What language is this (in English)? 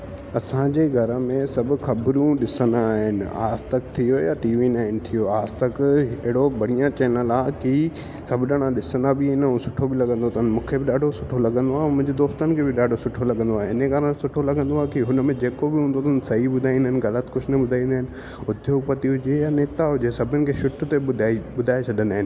Sindhi